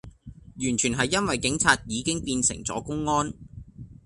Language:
Cantonese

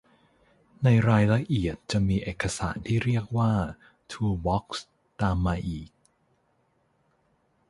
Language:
Thai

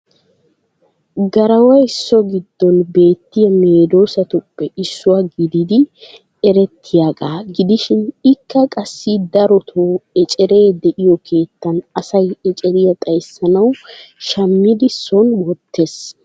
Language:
Wolaytta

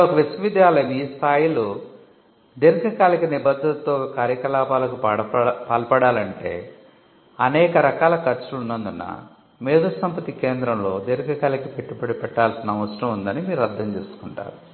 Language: Telugu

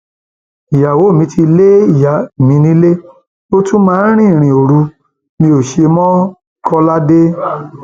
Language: Yoruba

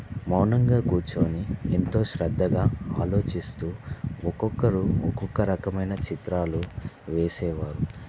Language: Telugu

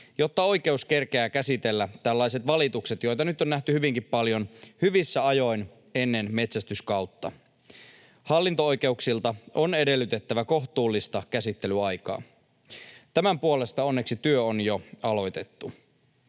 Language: Finnish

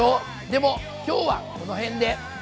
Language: Japanese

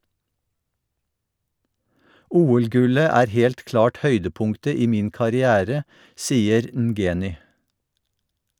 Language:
Norwegian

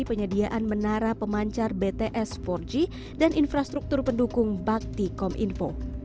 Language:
Indonesian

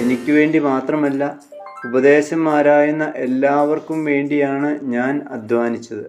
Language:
Malayalam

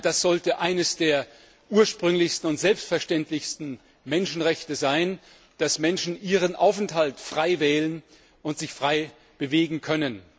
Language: German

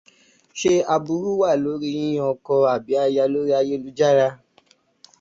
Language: Yoruba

